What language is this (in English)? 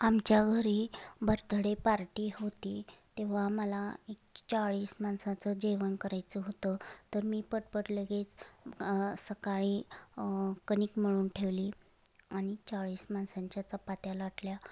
Marathi